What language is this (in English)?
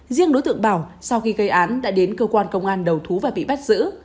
Vietnamese